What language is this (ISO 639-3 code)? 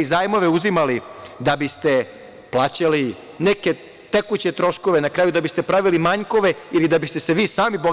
srp